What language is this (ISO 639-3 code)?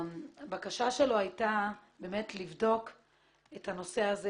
heb